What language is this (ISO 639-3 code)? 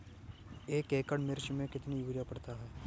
hin